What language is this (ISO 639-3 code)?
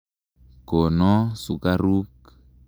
kln